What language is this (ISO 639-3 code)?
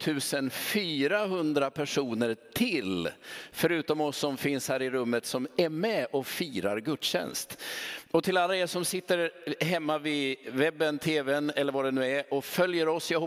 swe